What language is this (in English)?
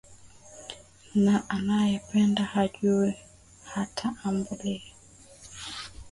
Swahili